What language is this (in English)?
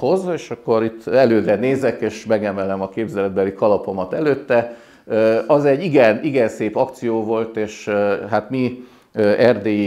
Hungarian